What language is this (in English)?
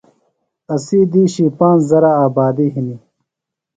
Phalura